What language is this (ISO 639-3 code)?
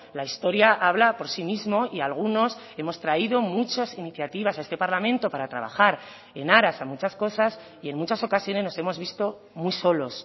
spa